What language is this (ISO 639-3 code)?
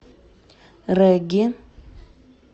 rus